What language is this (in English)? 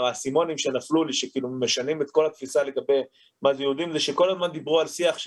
Hebrew